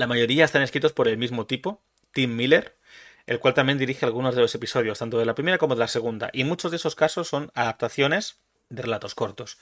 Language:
Spanish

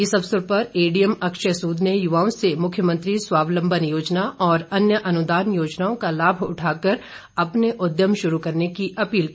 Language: Hindi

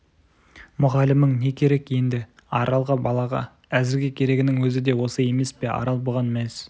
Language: Kazakh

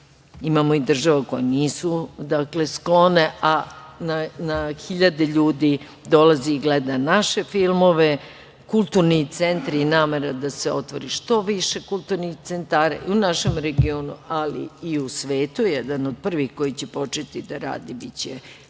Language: Serbian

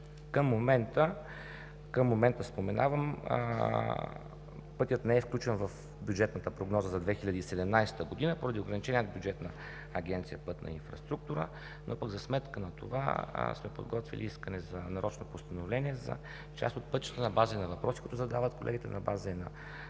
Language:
Bulgarian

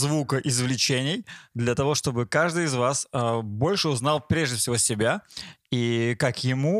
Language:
Russian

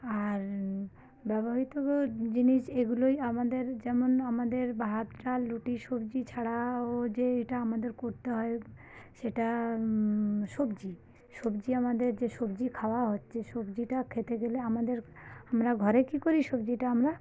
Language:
Bangla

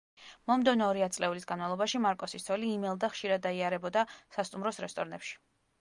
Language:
Georgian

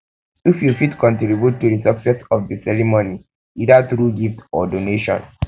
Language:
Nigerian Pidgin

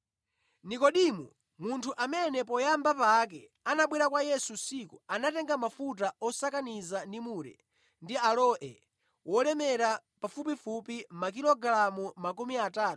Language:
Nyanja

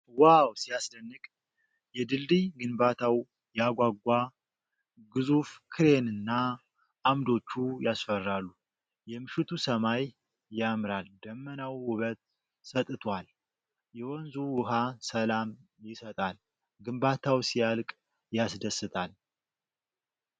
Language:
Amharic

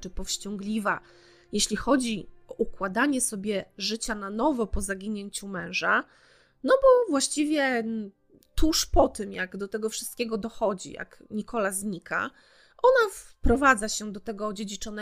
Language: Polish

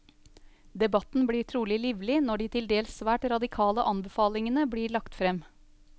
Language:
Norwegian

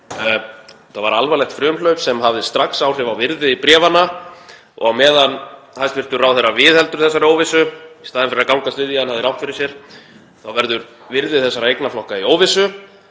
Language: Icelandic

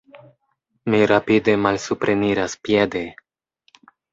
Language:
Esperanto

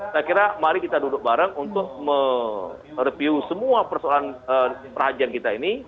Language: Indonesian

